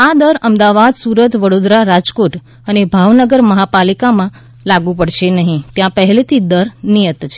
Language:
Gujarati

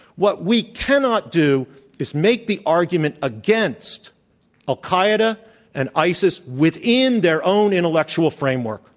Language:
English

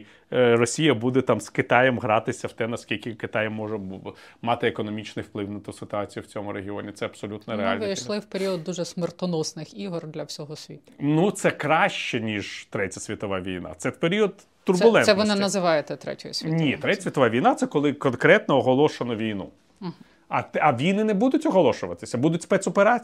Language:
Ukrainian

